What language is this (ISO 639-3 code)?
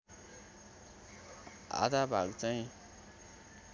nep